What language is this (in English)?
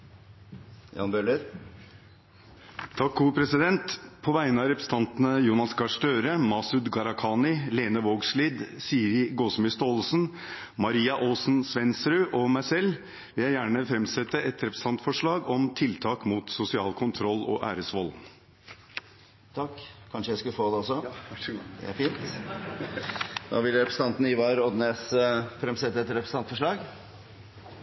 Norwegian